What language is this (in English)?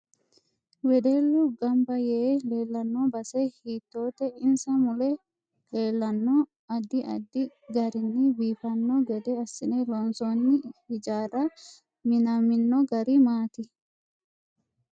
Sidamo